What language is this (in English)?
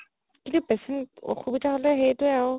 Assamese